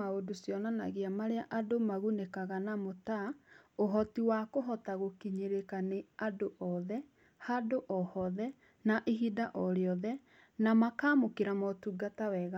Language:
Kikuyu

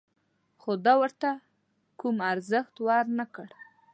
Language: Pashto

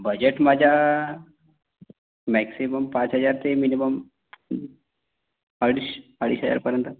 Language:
Marathi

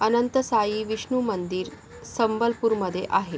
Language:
Marathi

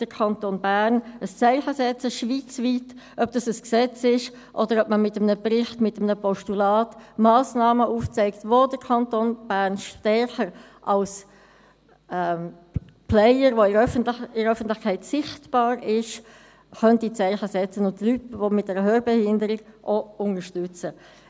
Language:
Swiss German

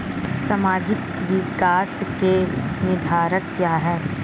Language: Hindi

